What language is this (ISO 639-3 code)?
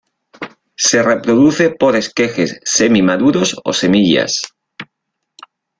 spa